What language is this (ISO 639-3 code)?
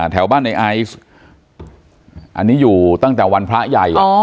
tha